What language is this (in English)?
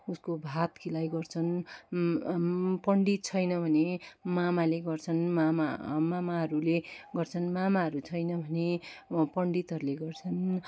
Nepali